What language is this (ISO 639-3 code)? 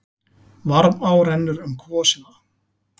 isl